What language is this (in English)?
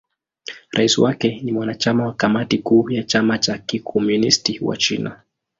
Swahili